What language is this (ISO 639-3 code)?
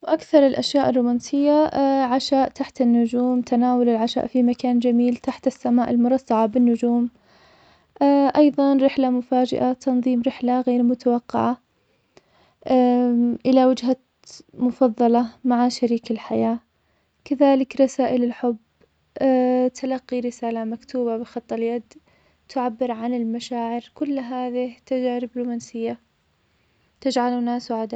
acx